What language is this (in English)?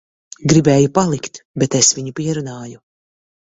Latvian